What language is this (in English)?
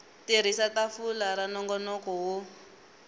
Tsonga